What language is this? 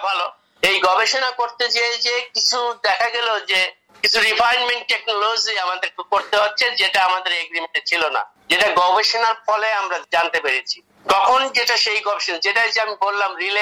Bangla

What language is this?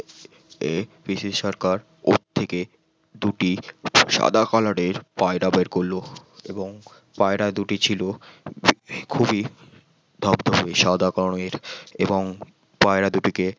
Bangla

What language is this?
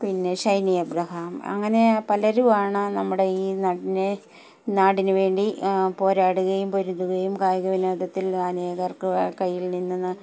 Malayalam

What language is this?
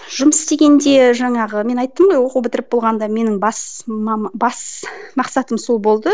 Kazakh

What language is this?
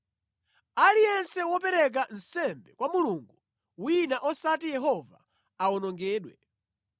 Nyanja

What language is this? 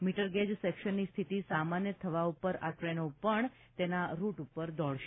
Gujarati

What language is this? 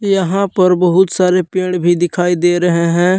Hindi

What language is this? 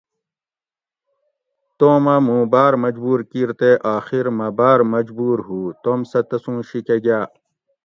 Gawri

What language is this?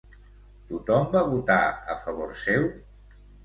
Catalan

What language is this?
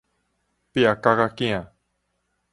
Min Nan Chinese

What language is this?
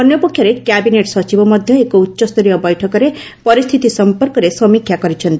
Odia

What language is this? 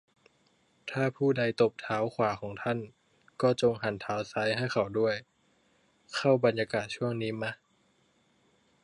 Thai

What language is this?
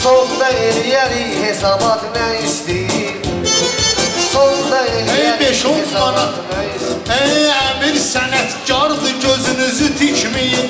Turkish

